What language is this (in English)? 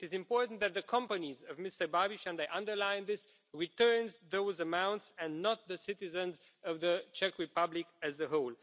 English